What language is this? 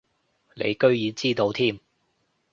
Cantonese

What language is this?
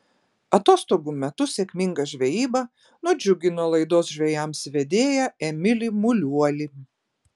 Lithuanian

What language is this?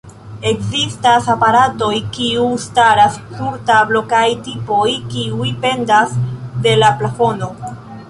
Esperanto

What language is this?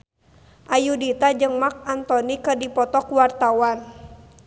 Sundanese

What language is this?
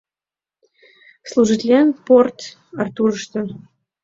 Mari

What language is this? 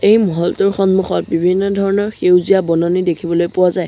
Assamese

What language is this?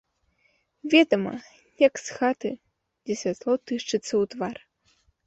Belarusian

